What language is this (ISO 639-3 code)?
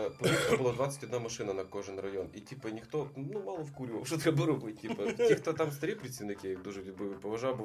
ukr